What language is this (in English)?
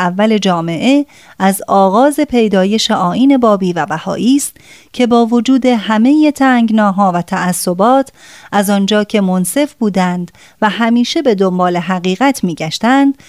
Persian